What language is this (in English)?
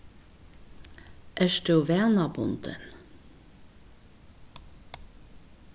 Faroese